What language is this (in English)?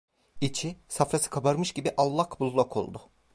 Turkish